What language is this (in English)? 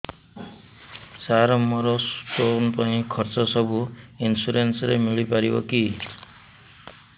Odia